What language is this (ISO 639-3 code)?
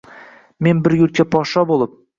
uzb